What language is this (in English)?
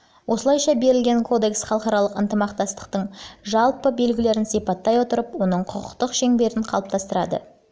Kazakh